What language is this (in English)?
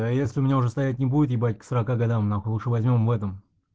Russian